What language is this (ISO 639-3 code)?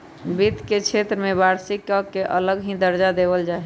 mag